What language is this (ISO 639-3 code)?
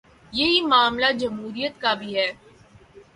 urd